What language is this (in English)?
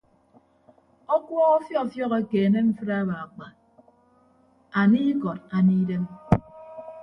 Ibibio